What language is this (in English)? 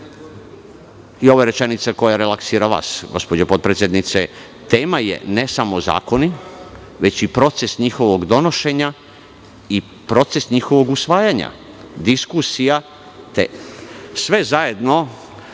Serbian